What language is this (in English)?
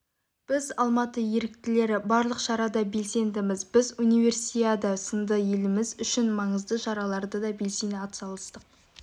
Kazakh